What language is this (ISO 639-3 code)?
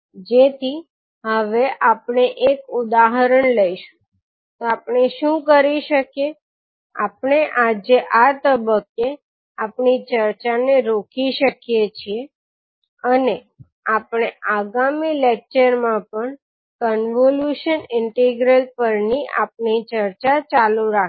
guj